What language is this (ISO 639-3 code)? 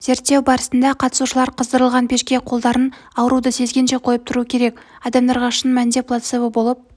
kaz